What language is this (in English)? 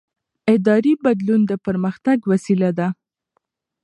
Pashto